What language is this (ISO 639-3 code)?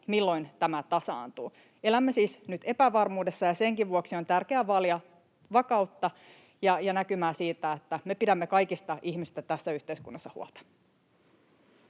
fin